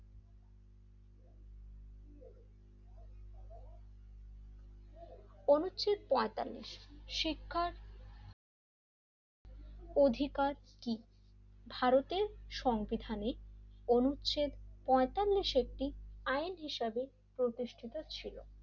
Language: Bangla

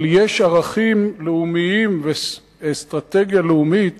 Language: Hebrew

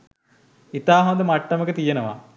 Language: Sinhala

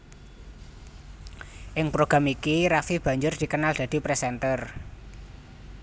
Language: Javanese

